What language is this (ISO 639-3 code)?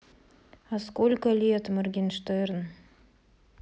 rus